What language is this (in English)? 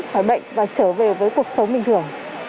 Vietnamese